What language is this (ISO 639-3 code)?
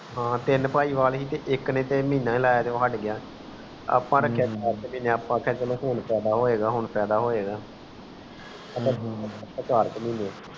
pan